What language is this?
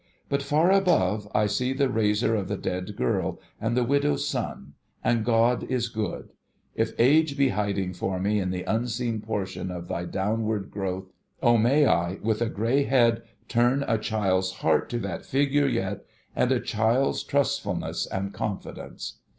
English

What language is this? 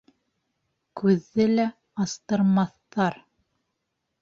Bashkir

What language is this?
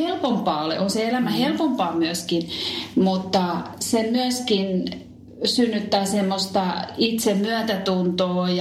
Finnish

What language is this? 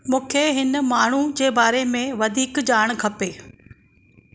Sindhi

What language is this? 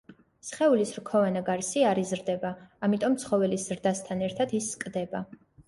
Georgian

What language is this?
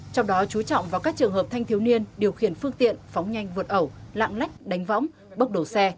Vietnamese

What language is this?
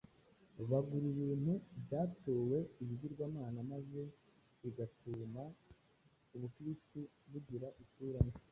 Kinyarwanda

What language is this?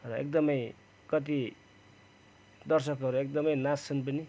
Nepali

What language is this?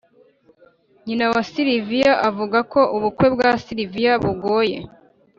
Kinyarwanda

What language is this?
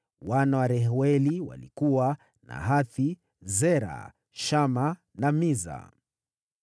Swahili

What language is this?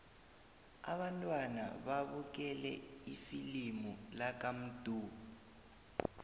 South Ndebele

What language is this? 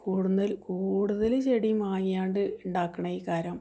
Malayalam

